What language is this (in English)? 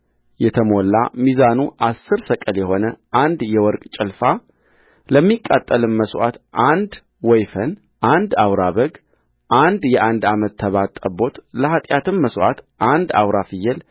Amharic